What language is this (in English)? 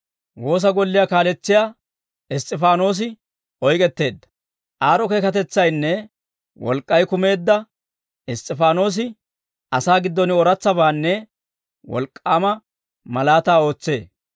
Dawro